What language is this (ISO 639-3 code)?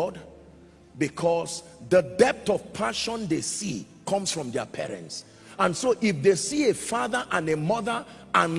eng